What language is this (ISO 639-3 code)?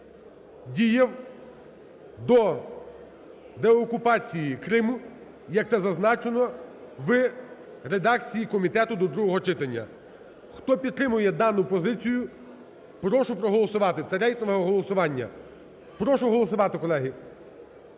ukr